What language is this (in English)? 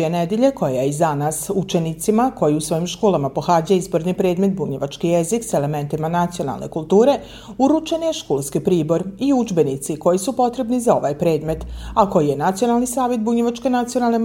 Croatian